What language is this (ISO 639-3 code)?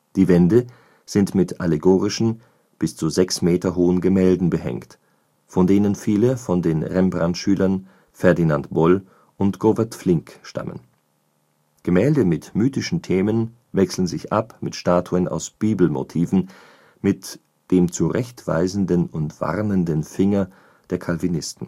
deu